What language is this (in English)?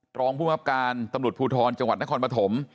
Thai